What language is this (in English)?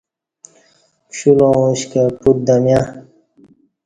Kati